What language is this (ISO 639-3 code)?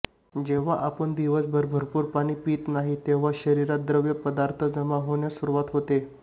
mar